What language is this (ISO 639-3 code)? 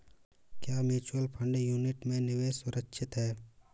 hin